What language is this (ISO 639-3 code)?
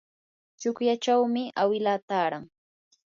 qur